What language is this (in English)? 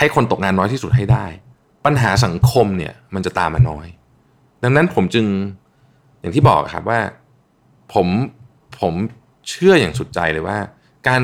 Thai